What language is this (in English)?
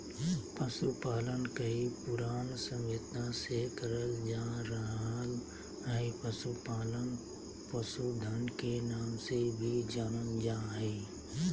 Magahi